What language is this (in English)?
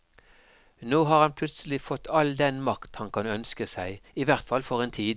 Norwegian